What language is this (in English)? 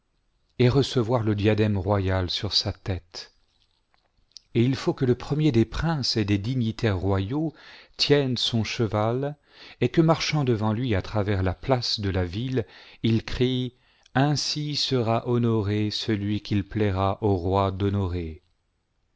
French